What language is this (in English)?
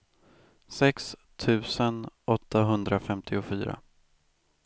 Swedish